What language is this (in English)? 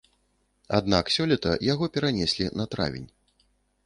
Belarusian